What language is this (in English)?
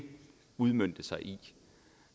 Danish